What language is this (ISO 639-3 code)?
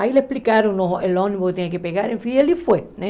por